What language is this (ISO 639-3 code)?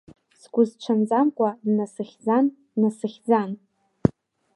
abk